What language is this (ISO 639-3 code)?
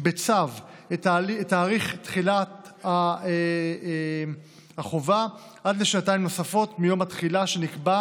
heb